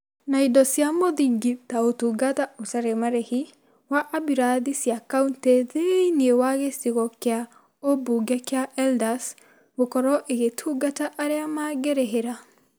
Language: Kikuyu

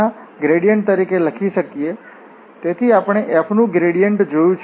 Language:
Gujarati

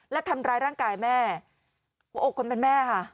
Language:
Thai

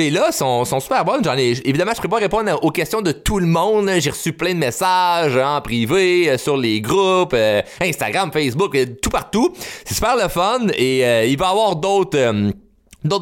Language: French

